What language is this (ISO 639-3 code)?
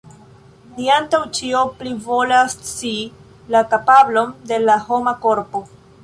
epo